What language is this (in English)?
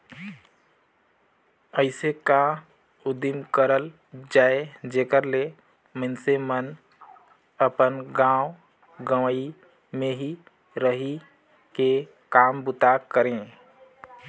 Chhattisgarhi